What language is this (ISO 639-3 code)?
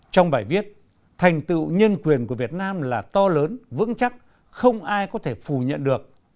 vie